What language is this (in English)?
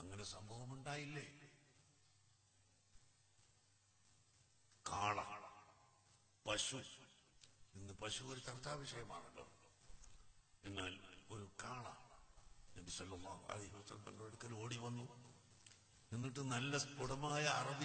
Hindi